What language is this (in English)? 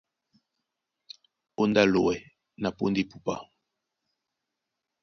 Duala